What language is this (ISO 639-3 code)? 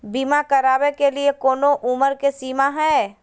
mag